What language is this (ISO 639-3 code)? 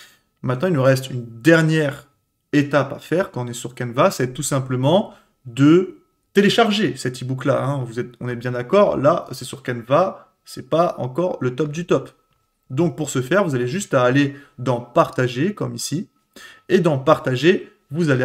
fra